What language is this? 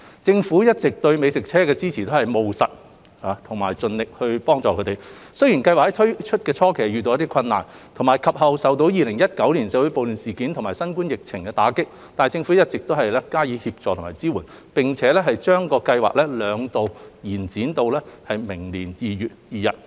Cantonese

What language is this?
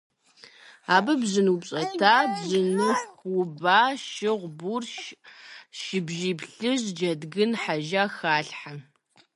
Kabardian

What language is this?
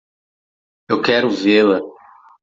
Portuguese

